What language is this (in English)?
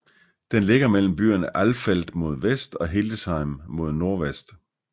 Danish